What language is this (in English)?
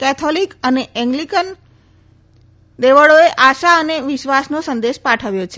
Gujarati